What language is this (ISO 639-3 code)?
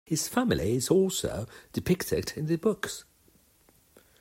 eng